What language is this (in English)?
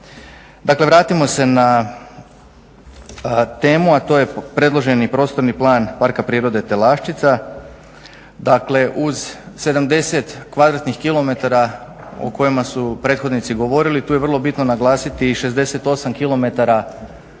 Croatian